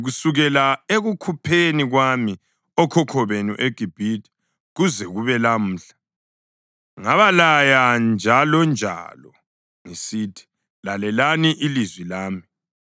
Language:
North Ndebele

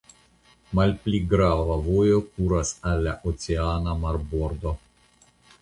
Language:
Esperanto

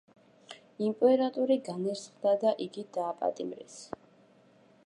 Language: Georgian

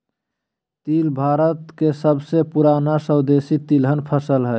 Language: Magahi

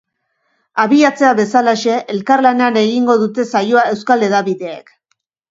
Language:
Basque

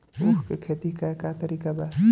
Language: Bhojpuri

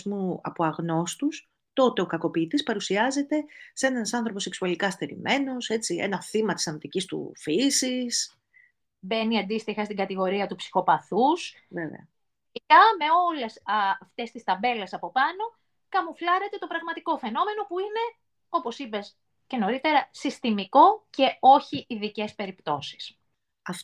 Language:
Greek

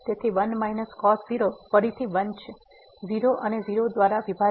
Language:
Gujarati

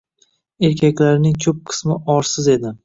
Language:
Uzbek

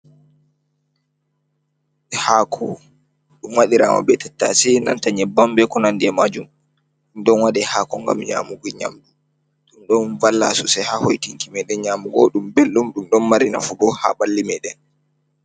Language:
Fula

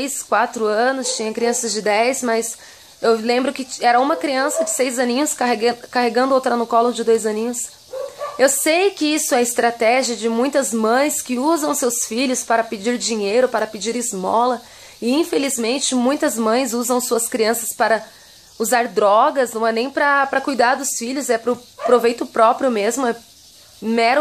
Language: Portuguese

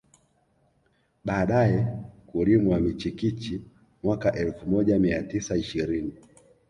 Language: Swahili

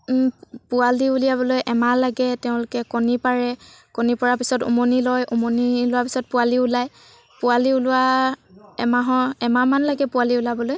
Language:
Assamese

